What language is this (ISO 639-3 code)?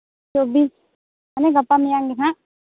sat